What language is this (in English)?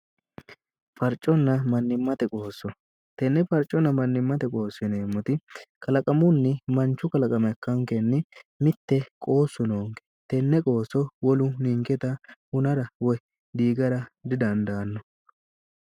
Sidamo